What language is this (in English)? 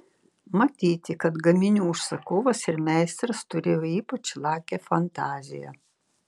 Lithuanian